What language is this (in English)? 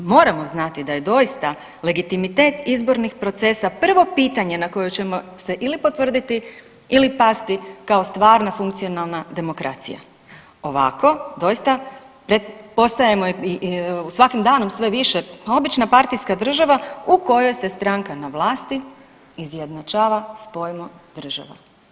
Croatian